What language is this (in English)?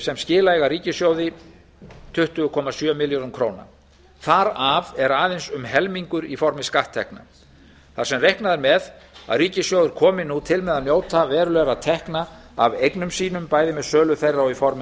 Icelandic